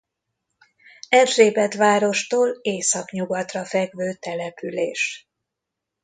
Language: Hungarian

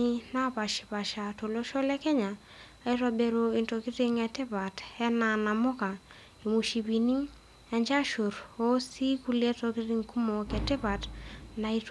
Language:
Masai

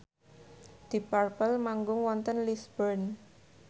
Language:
Javanese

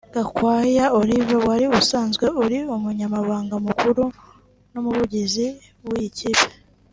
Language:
Kinyarwanda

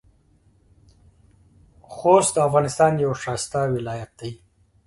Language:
Pashto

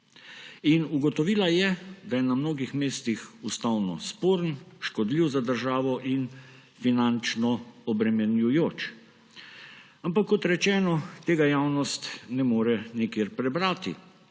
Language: Slovenian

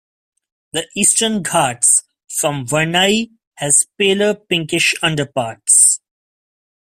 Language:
English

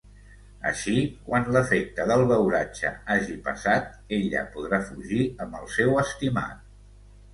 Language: Catalan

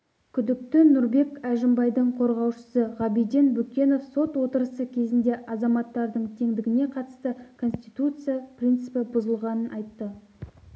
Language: Kazakh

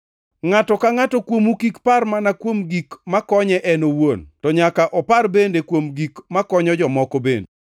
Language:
Luo (Kenya and Tanzania)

